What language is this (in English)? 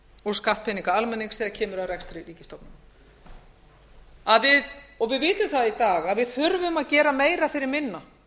Icelandic